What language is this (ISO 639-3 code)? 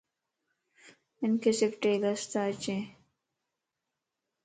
lss